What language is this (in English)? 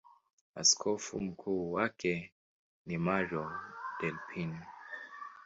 Swahili